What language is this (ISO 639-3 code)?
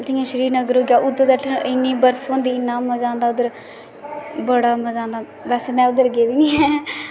doi